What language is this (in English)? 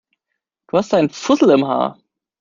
German